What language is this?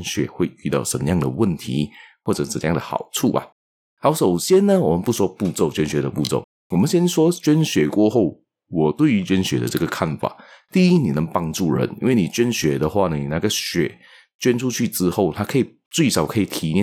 Chinese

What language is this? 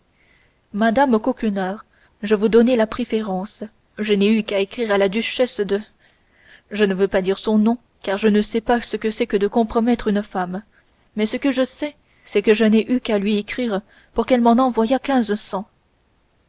French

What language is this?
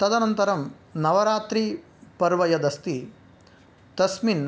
Sanskrit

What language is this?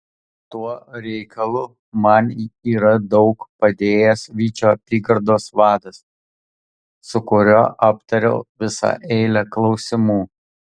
Lithuanian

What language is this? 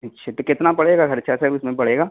Urdu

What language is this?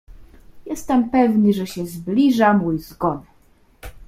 Polish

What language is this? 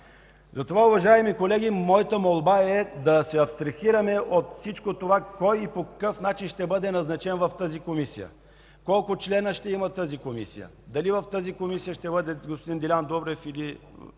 Bulgarian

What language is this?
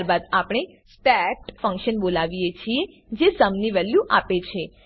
Gujarati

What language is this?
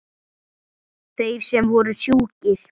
Icelandic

